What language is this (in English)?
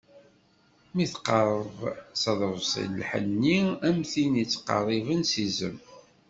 Kabyle